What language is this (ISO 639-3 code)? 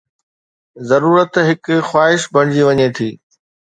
snd